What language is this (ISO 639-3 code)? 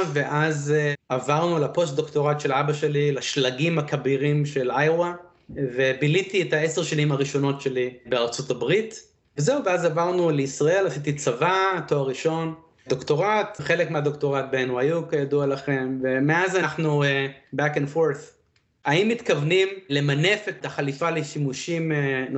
heb